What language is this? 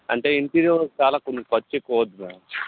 Telugu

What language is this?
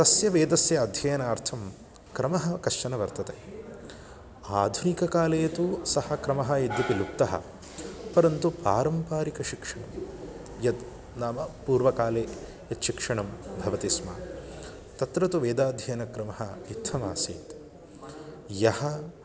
Sanskrit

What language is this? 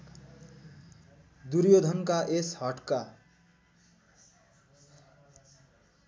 Nepali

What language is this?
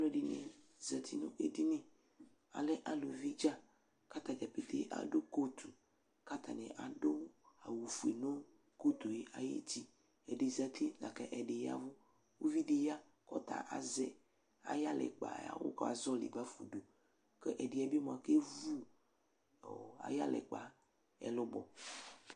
Ikposo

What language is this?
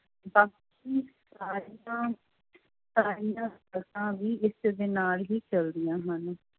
Punjabi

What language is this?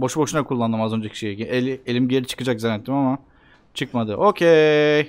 Turkish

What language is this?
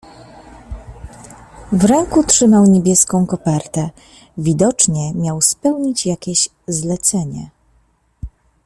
Polish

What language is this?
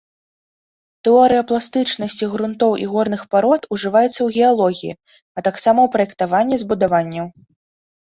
Belarusian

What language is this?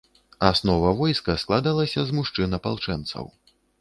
Belarusian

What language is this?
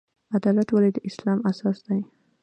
Pashto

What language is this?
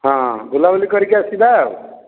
Odia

